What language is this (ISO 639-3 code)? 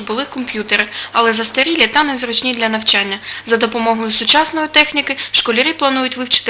ukr